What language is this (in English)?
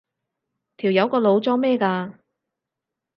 Cantonese